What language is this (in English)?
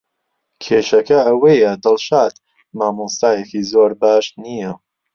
Central Kurdish